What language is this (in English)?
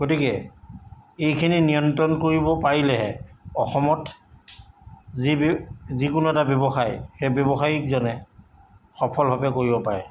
Assamese